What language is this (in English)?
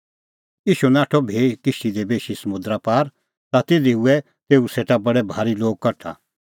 Kullu Pahari